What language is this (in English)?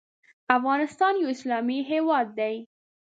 Pashto